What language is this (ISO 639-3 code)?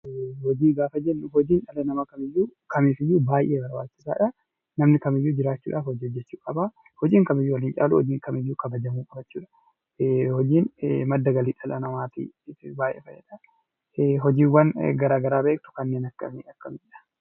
orm